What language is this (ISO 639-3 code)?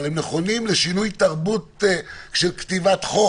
heb